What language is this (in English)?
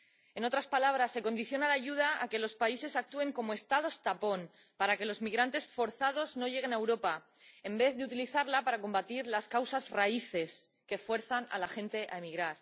Spanish